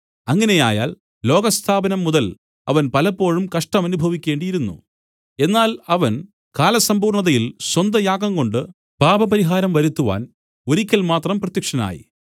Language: Malayalam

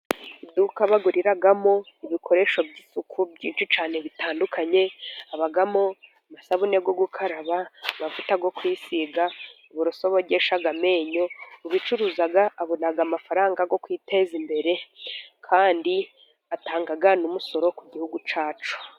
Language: Kinyarwanda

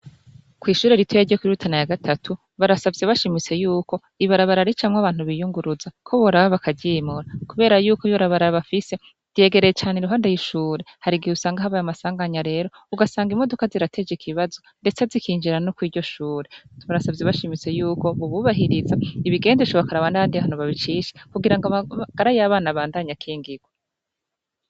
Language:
Rundi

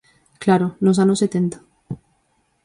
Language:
Galician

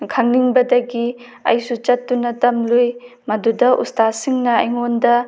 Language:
Manipuri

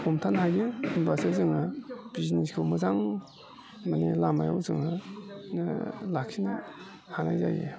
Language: Bodo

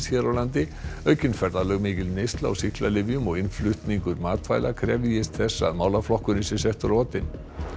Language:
Icelandic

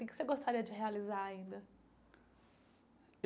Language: Portuguese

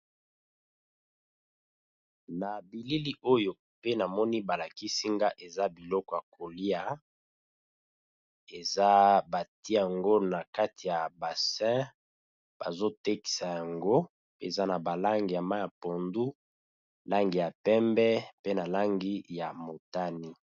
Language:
Lingala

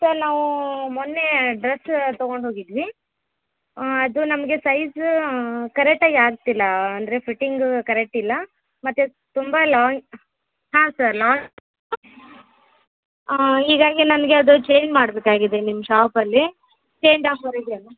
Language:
Kannada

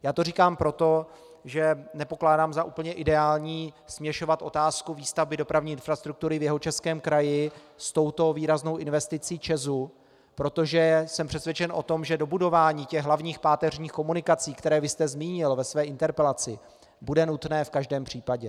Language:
Czech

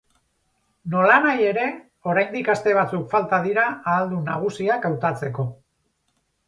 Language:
Basque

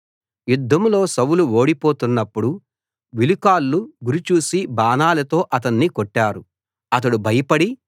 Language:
Telugu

